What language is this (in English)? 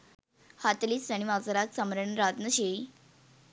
Sinhala